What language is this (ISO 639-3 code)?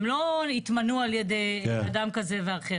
heb